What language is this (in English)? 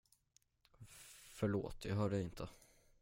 Swedish